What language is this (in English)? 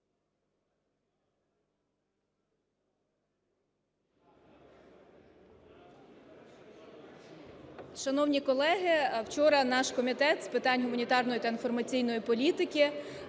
Ukrainian